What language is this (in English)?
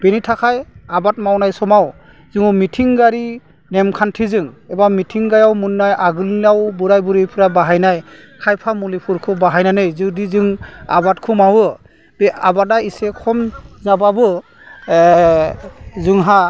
Bodo